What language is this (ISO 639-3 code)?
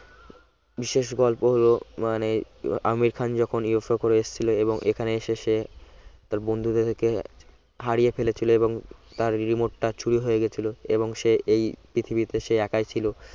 ben